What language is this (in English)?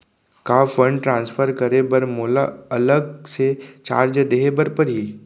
Chhattisgarhi